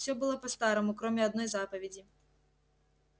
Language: Russian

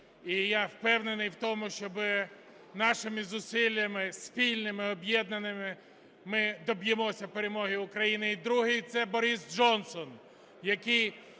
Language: Ukrainian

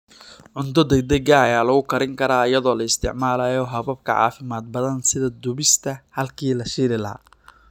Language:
Somali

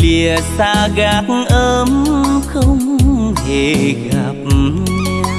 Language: Vietnamese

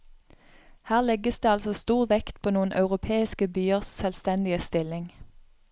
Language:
Norwegian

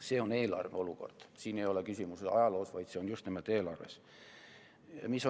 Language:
Estonian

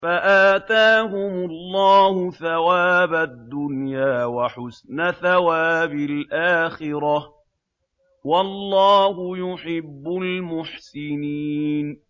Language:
Arabic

